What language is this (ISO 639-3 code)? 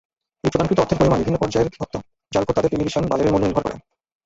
ben